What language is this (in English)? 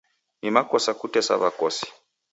Taita